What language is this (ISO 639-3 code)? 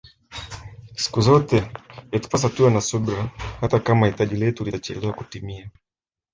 swa